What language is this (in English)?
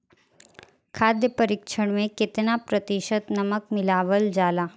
Bhojpuri